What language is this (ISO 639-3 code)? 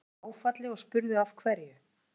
isl